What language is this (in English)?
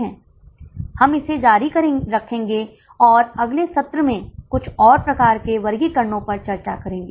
Hindi